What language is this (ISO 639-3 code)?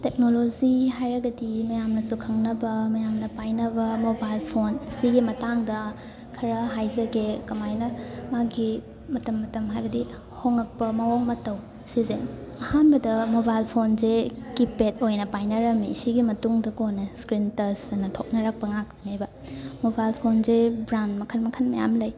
mni